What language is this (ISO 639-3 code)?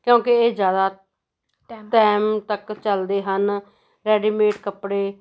pan